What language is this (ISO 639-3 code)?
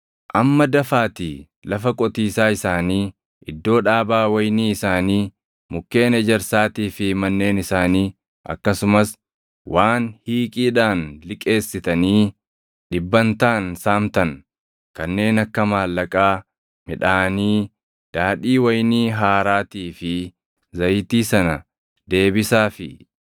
orm